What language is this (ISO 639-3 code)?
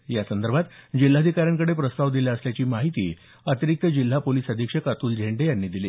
mar